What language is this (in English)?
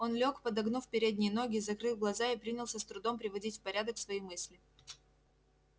Russian